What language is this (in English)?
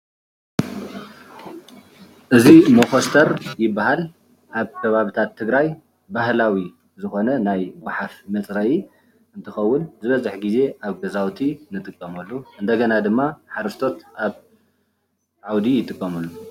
Tigrinya